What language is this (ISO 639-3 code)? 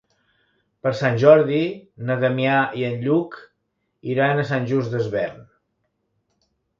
cat